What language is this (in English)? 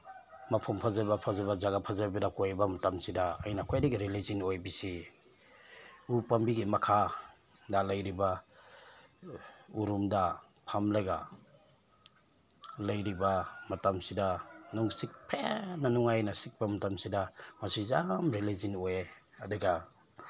Manipuri